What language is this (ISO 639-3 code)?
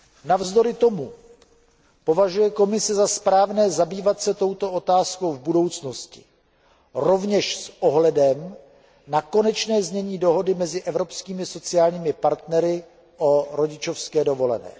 ces